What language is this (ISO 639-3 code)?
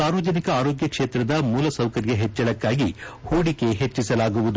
kan